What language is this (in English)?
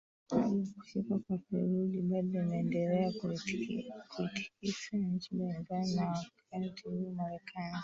Swahili